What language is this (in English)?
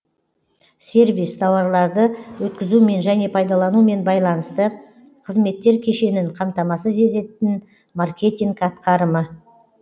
Kazakh